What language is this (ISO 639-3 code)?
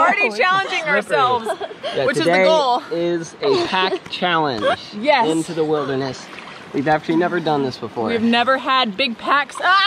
eng